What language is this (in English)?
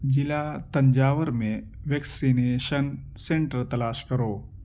Urdu